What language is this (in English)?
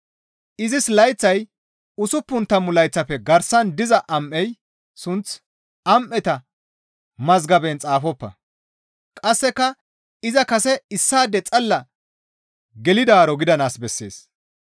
Gamo